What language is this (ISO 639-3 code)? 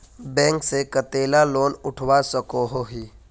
mag